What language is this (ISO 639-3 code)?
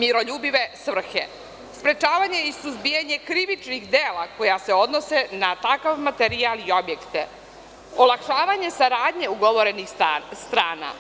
srp